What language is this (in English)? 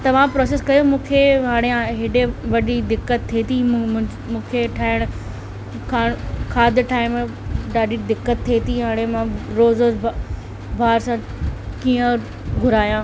Sindhi